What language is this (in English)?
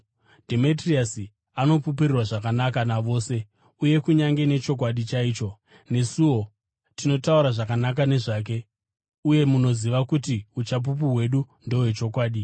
Shona